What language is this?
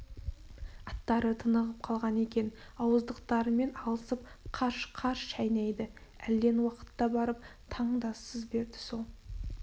Kazakh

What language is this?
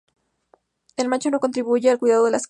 Spanish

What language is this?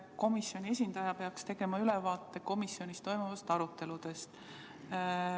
Estonian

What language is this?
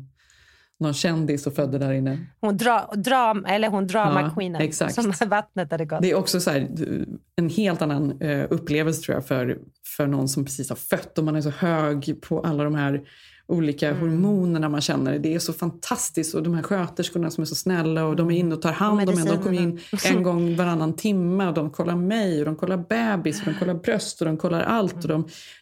Swedish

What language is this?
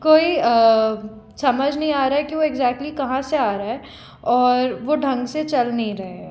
Hindi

